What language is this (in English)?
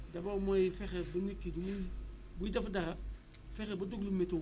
Wolof